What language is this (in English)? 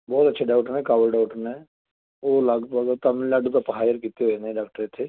Punjabi